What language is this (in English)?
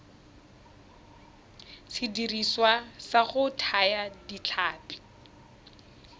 Tswana